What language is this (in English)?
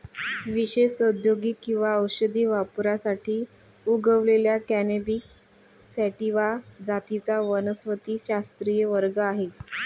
Marathi